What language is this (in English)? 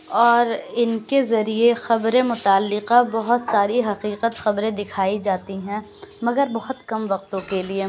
Urdu